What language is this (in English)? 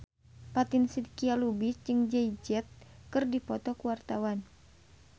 Sundanese